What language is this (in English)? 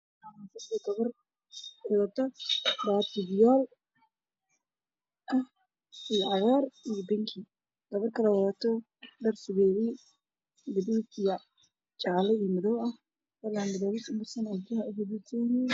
Somali